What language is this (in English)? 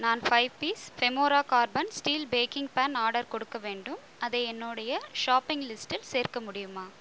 Tamil